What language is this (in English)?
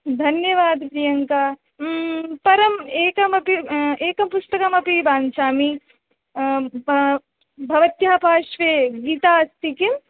Sanskrit